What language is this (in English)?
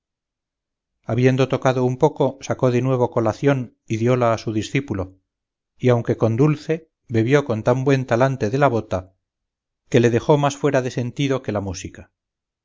Spanish